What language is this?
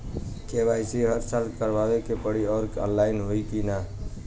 Bhojpuri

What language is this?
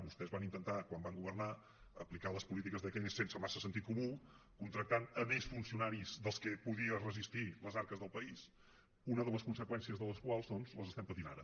Catalan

